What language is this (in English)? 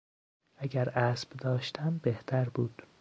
Persian